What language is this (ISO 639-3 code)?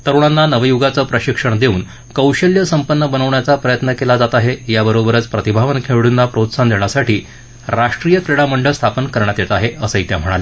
mar